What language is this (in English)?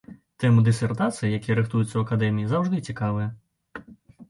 Belarusian